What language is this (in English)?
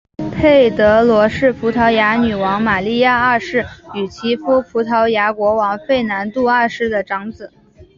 Chinese